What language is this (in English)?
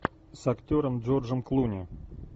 Russian